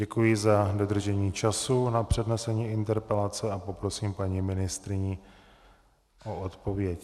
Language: Czech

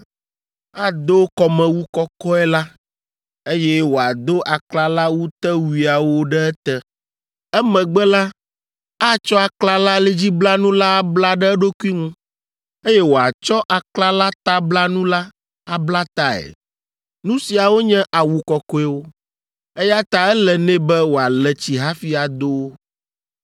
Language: Ewe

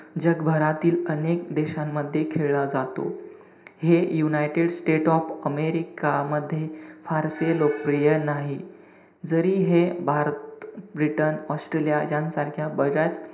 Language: Marathi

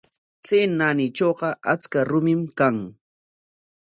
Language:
Corongo Ancash Quechua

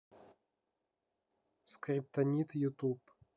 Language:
Russian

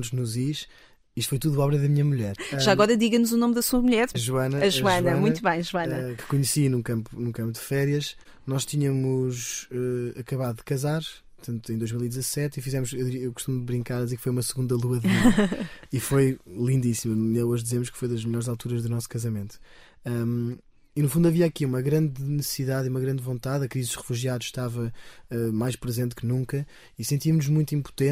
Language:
Portuguese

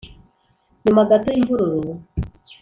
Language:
Kinyarwanda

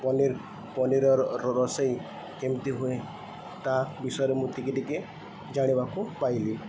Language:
Odia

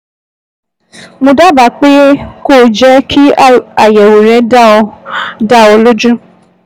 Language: Yoruba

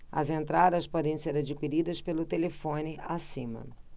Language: Portuguese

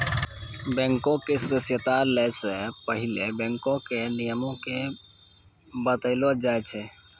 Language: Maithili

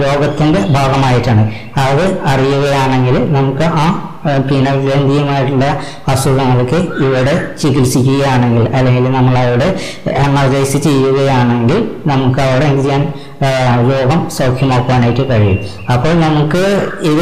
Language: Malayalam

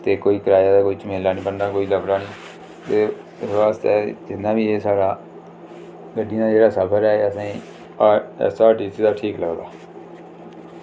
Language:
Dogri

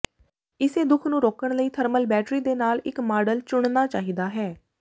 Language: Punjabi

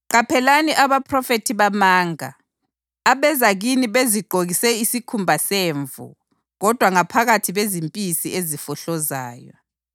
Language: North Ndebele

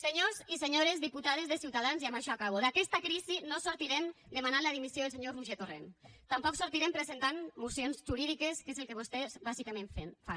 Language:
Catalan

